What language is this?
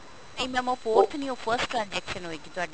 Punjabi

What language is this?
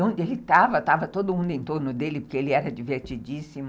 Portuguese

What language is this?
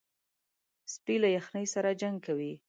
Pashto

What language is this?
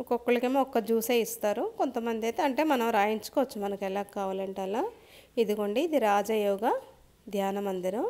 Telugu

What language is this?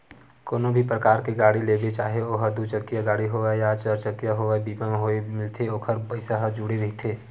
Chhattisgarhi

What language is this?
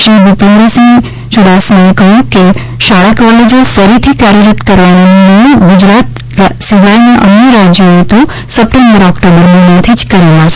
Gujarati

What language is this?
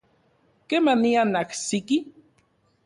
Central Puebla Nahuatl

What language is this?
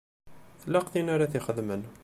Kabyle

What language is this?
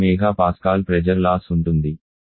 Telugu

